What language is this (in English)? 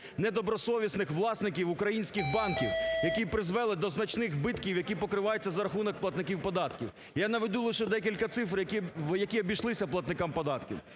Ukrainian